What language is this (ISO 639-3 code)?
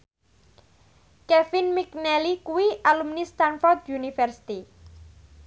jav